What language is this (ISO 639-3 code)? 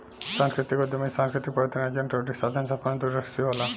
bho